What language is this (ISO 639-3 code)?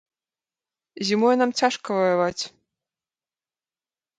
bel